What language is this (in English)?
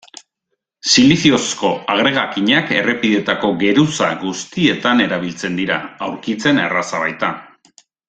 Basque